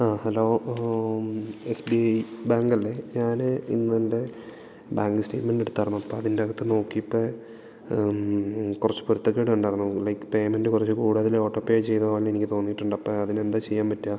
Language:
Malayalam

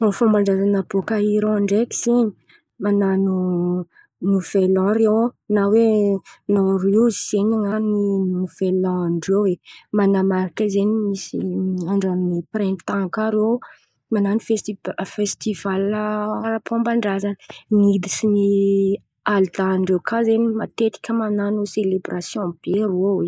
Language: Antankarana Malagasy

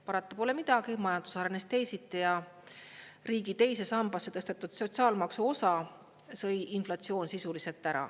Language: Estonian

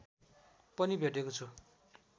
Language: Nepali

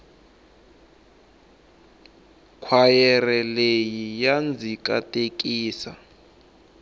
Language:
Tsonga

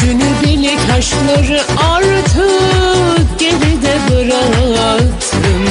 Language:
Turkish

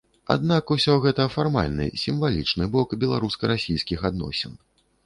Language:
Belarusian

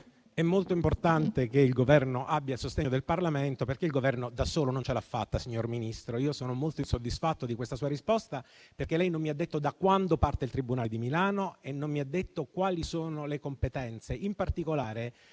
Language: Italian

